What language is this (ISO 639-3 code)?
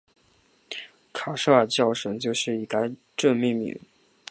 zho